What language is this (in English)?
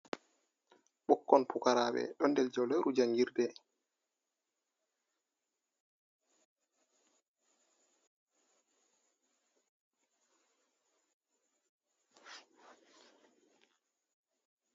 Fula